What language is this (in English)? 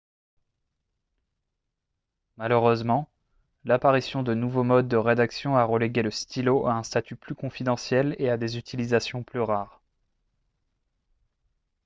French